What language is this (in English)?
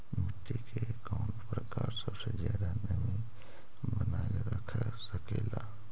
Magahi